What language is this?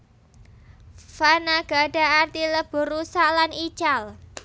Javanese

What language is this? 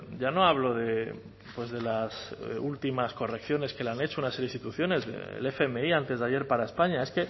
Spanish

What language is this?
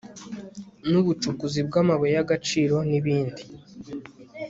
Kinyarwanda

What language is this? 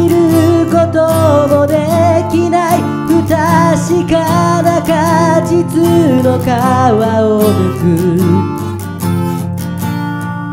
Japanese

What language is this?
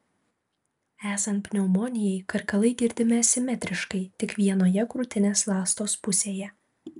Lithuanian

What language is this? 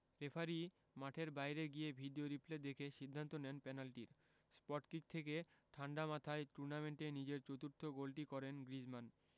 Bangla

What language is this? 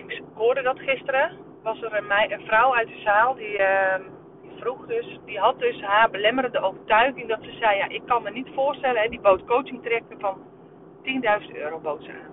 Dutch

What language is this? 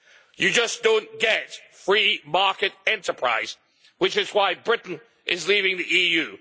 English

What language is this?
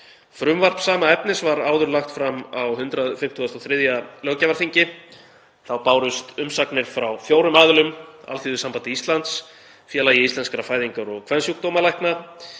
Icelandic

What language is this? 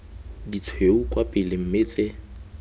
Tswana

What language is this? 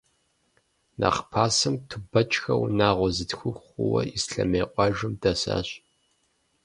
Kabardian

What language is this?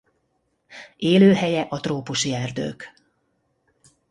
Hungarian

